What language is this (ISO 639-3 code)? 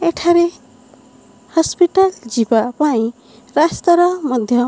ori